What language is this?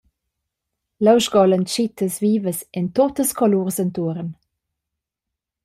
Romansh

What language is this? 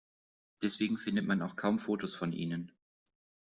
German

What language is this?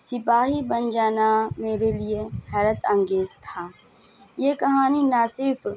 Urdu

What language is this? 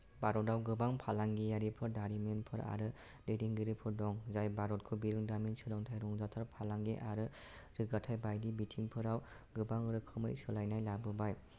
Bodo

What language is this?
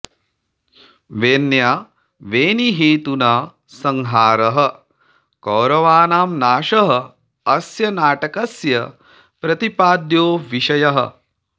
Sanskrit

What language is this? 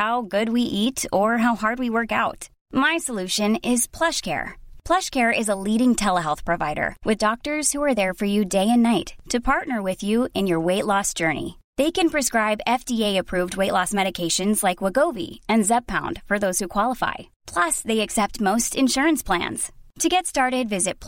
Urdu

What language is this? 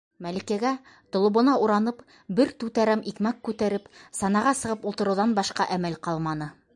Bashkir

